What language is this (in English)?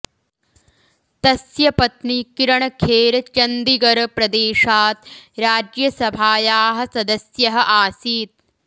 Sanskrit